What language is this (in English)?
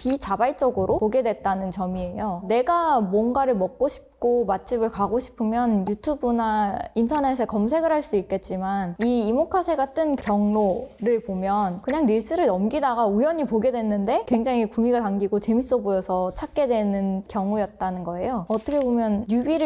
Korean